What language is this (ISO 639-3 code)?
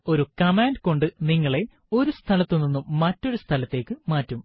mal